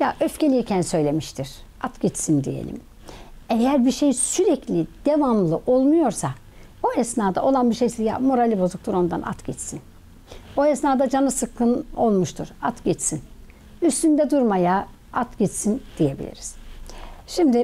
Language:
Turkish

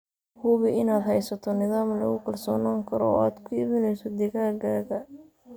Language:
Somali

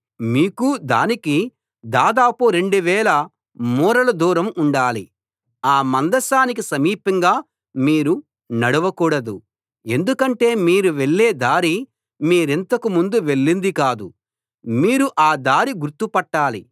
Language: Telugu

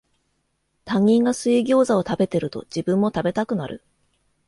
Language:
Japanese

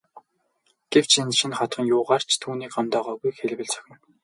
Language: Mongolian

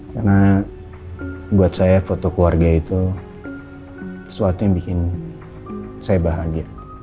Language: Indonesian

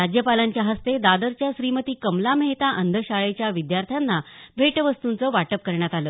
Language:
Marathi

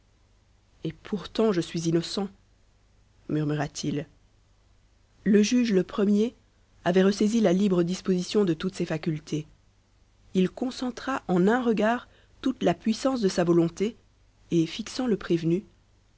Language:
French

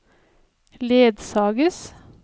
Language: Norwegian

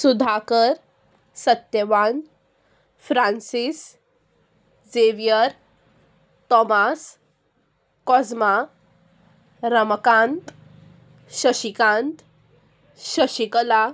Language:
Konkani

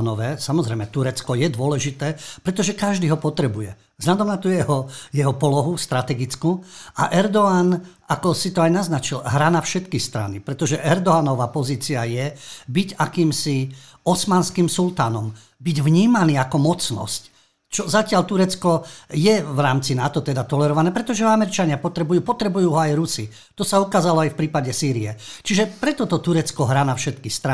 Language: Slovak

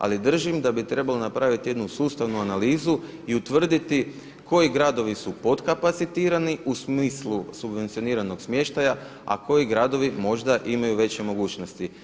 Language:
Croatian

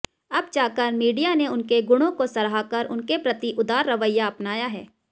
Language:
Hindi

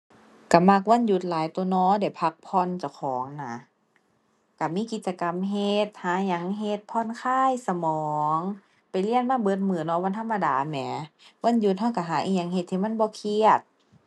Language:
Thai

